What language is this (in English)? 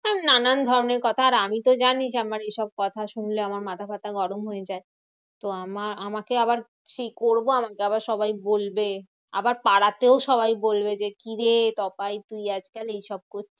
Bangla